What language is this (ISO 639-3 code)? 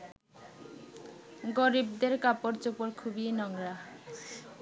ben